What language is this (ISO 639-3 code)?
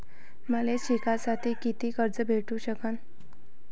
mar